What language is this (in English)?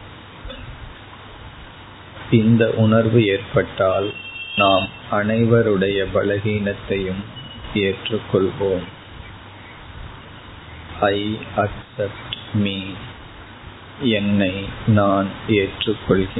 Tamil